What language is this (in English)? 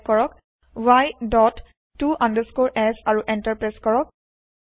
Assamese